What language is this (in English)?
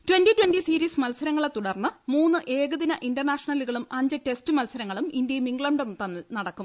Malayalam